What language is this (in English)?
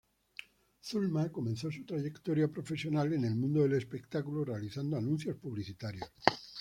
Spanish